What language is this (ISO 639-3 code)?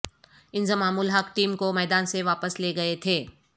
urd